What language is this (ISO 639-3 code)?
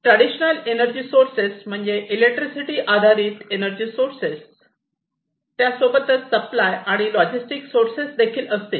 mar